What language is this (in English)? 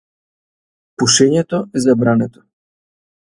Macedonian